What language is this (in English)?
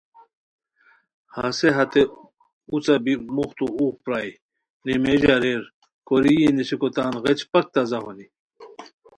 Khowar